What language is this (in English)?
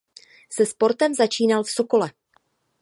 Czech